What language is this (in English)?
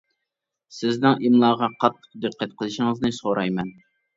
Uyghur